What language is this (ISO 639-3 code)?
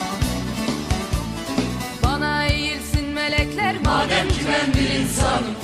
tur